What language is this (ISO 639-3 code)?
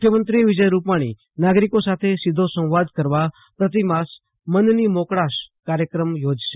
guj